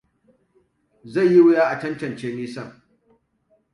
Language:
Hausa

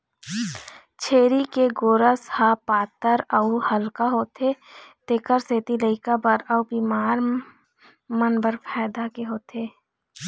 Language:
Chhattisgarhi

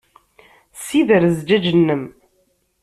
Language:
Kabyle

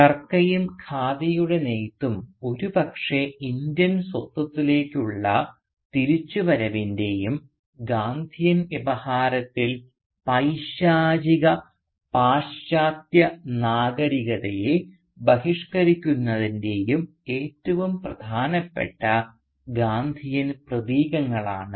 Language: Malayalam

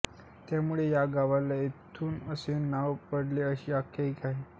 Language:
Marathi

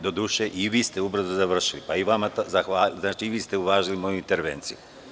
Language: Serbian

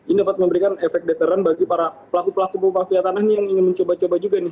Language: Indonesian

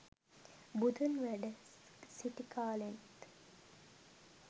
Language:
Sinhala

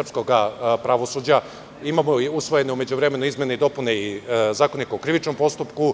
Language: Serbian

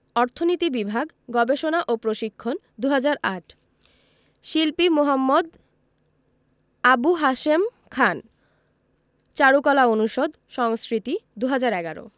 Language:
Bangla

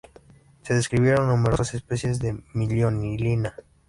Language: Spanish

